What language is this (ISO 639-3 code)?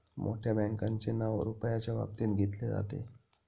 mar